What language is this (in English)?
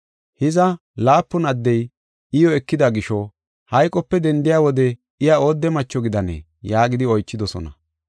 Gofa